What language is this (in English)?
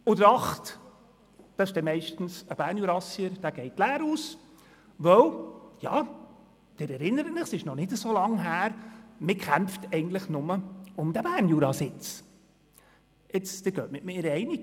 Swiss German